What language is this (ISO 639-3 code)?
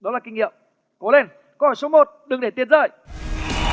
vie